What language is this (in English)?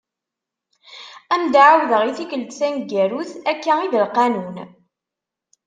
Kabyle